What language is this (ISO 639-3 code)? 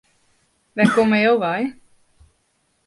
fry